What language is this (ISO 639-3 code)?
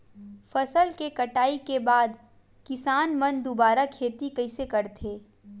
hne